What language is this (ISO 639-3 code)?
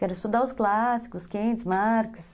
por